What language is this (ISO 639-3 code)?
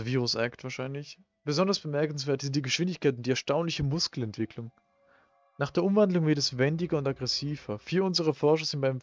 deu